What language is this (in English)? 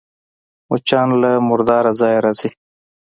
Pashto